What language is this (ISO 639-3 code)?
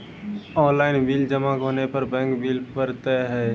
mai